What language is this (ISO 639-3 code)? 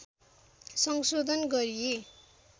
nep